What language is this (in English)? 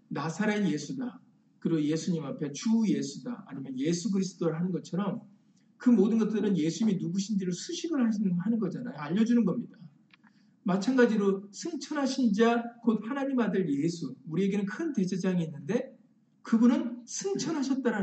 Korean